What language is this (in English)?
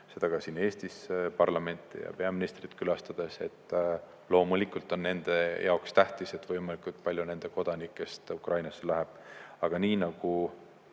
Estonian